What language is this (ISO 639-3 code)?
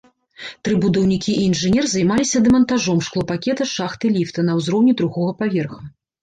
bel